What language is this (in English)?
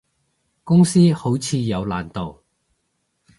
Cantonese